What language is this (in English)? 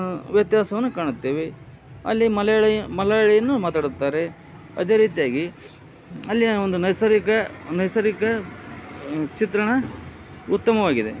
Kannada